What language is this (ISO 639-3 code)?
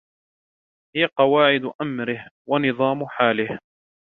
ara